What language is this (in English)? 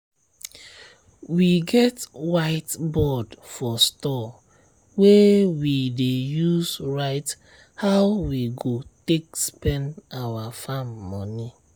Nigerian Pidgin